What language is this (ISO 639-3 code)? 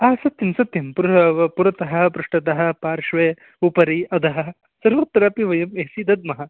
san